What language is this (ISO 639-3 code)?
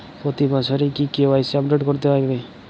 ben